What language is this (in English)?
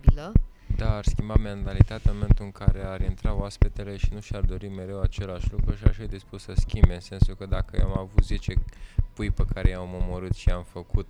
Romanian